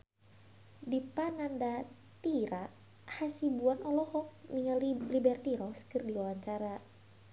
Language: Sundanese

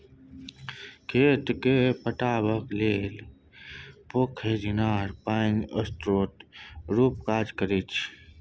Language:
Maithili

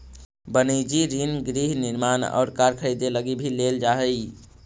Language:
Magahi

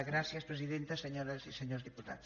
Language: Catalan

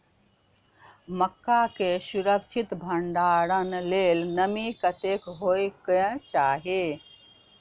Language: Maithili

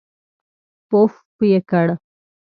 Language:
Pashto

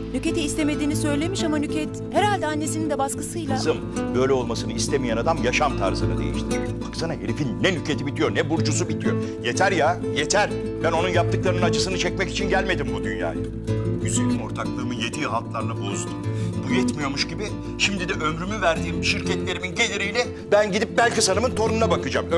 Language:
Turkish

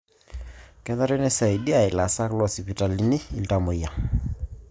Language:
Masai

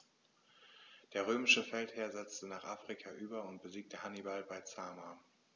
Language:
German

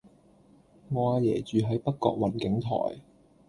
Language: Cantonese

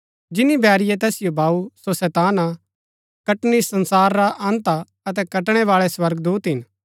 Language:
Gaddi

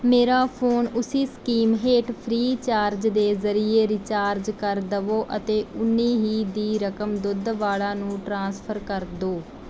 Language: Punjabi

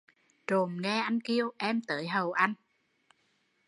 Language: Vietnamese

